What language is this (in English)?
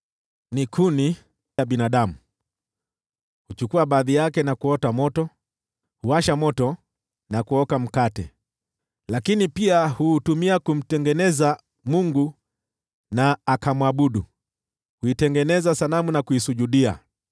Swahili